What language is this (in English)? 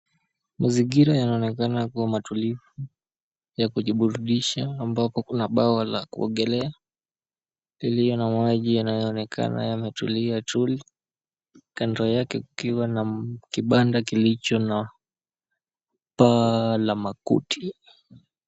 Swahili